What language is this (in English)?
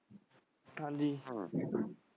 Punjabi